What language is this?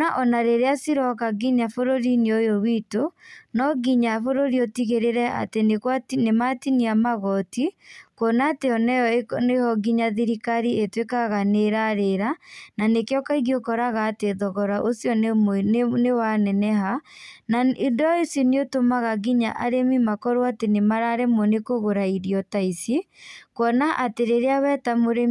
Kikuyu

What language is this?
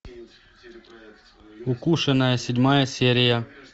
Russian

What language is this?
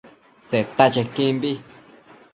Matsés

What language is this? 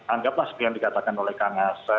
Indonesian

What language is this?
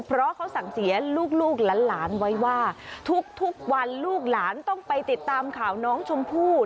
Thai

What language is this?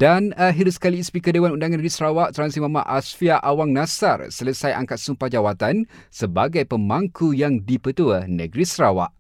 Malay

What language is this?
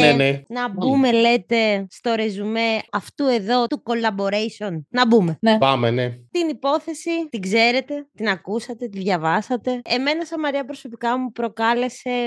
Greek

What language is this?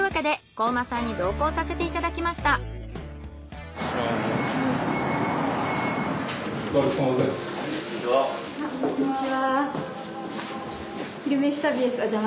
Japanese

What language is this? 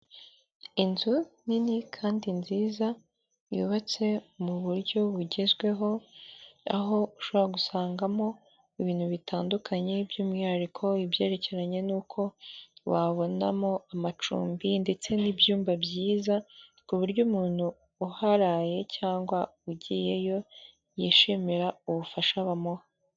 Kinyarwanda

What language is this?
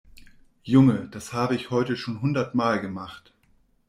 German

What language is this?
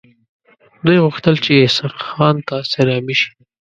Pashto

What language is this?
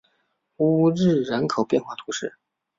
Chinese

